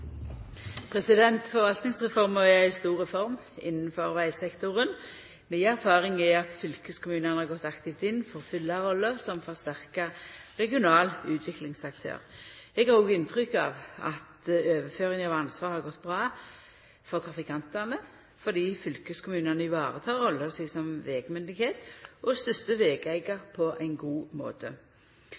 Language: Norwegian Nynorsk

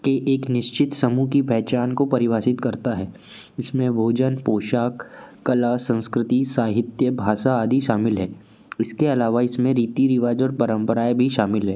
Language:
Hindi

